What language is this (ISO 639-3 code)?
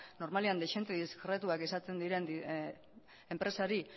eus